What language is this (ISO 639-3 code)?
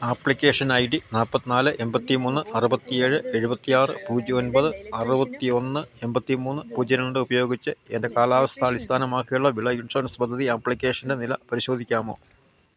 mal